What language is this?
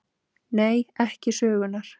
Icelandic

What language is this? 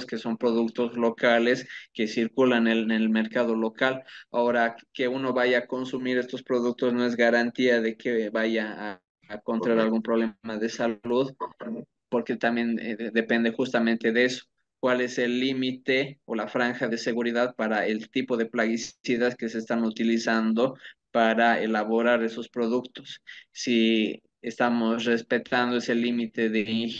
Spanish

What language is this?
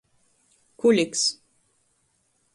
Latgalian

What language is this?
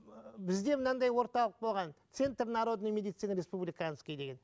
Kazakh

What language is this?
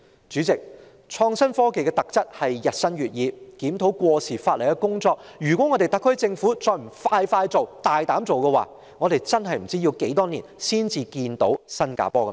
Cantonese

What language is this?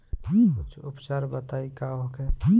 Bhojpuri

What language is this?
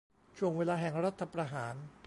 Thai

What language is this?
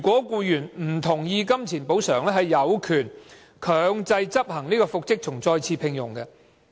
Cantonese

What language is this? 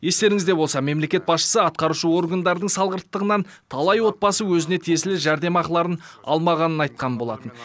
Kazakh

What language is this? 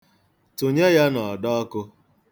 Igbo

